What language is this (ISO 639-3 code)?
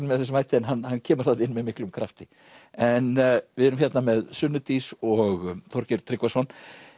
isl